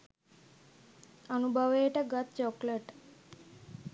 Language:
Sinhala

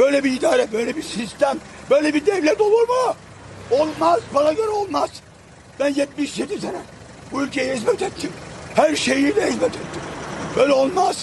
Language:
Turkish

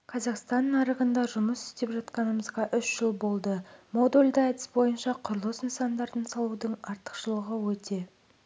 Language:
Kazakh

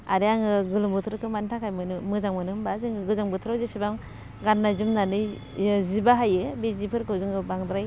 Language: Bodo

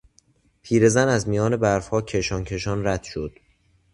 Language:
Persian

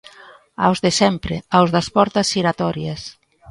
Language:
Galician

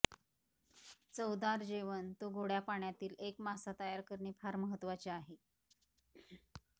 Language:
Marathi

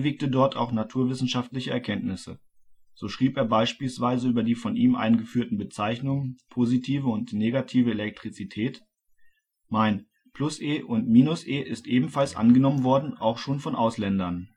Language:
German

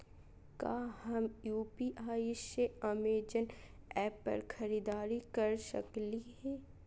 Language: Magahi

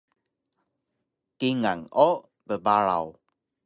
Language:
Taroko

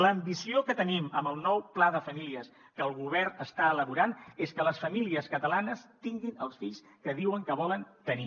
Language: Catalan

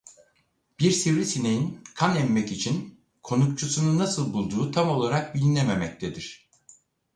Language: Turkish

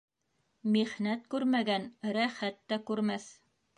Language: Bashkir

